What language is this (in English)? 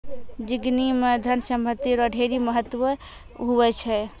Maithili